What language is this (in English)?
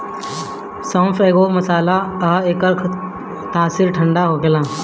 Bhojpuri